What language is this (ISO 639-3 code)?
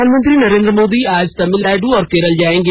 hin